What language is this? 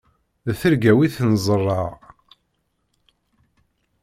Kabyle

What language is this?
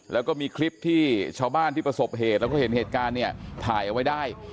Thai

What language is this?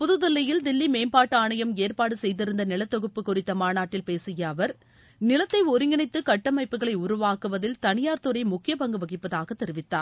Tamil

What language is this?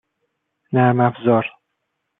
Persian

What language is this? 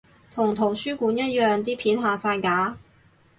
Cantonese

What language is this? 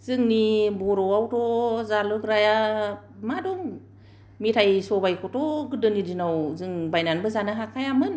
Bodo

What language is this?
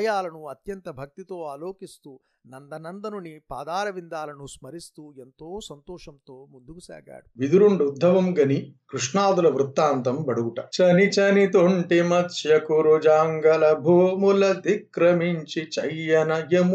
Telugu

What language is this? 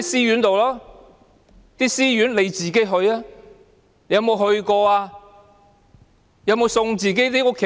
Cantonese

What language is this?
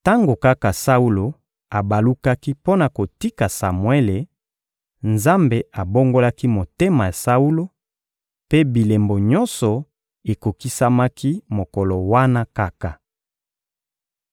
Lingala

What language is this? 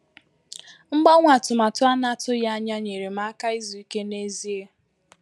Igbo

